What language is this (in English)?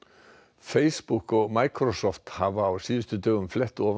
Icelandic